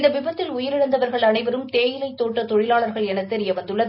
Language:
Tamil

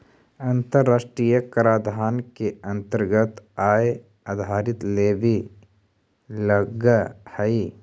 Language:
Magahi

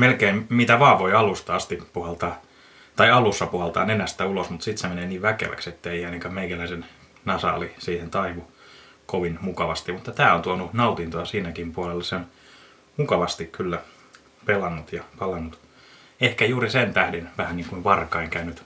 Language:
Finnish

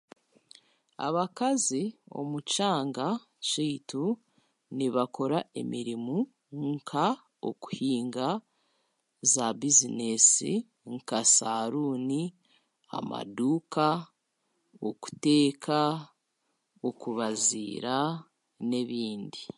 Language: Chiga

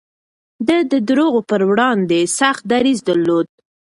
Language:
Pashto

